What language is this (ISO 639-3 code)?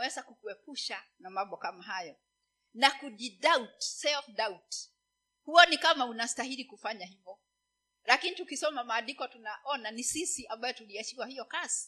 swa